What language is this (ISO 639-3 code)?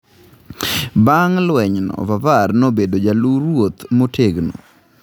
luo